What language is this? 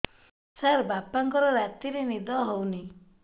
Odia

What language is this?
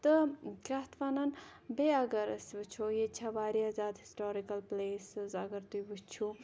Kashmiri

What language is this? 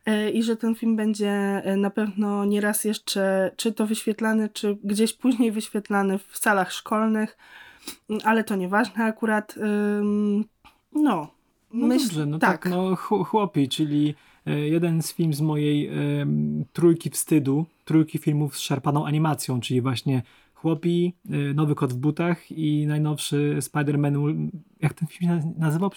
Polish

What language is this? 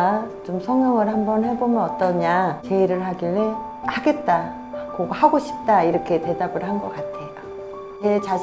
Korean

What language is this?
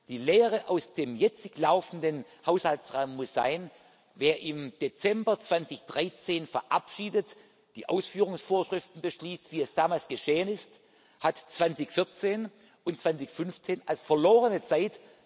German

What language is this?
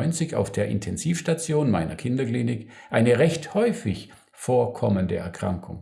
German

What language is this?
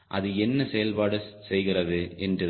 Tamil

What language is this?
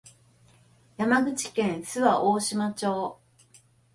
Japanese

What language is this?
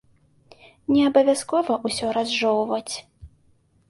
Belarusian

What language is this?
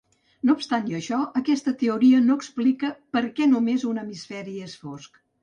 Catalan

